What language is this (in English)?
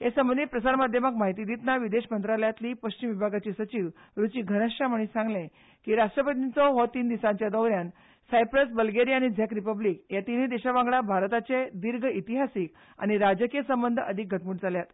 Konkani